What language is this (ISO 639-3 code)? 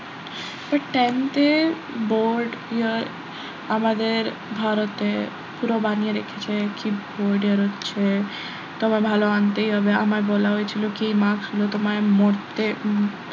ben